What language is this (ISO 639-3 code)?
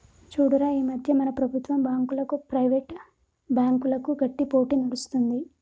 tel